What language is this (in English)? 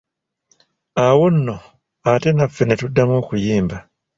Ganda